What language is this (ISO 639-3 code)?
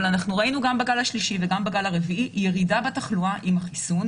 heb